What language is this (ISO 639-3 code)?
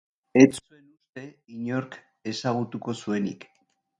eus